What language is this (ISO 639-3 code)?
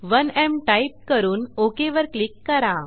mar